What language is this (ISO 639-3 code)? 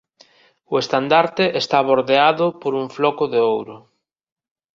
glg